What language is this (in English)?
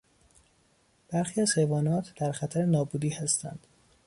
Persian